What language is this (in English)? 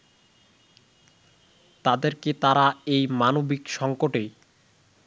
Bangla